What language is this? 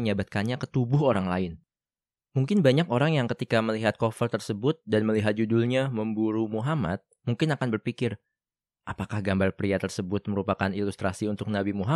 Indonesian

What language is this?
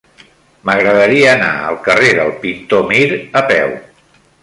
Catalan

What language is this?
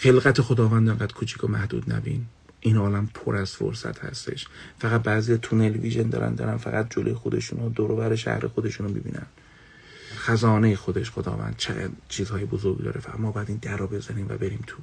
Persian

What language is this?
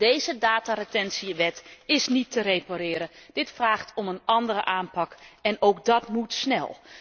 Dutch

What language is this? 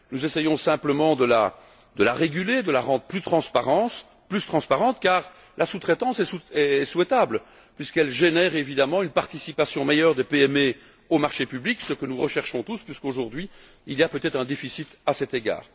French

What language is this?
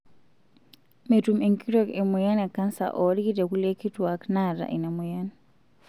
Masai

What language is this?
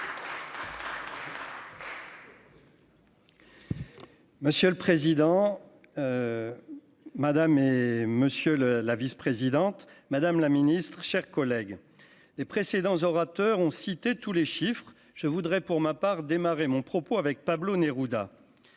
French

